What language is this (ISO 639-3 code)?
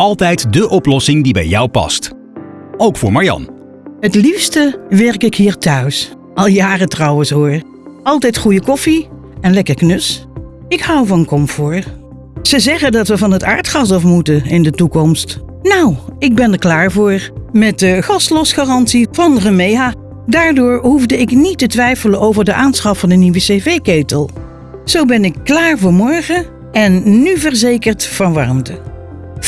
nld